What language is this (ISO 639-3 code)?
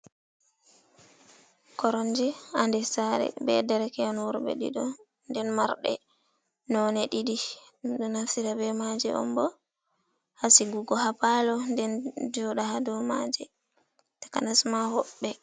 ful